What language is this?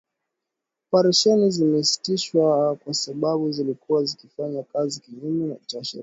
Swahili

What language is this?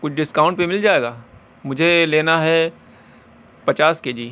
Urdu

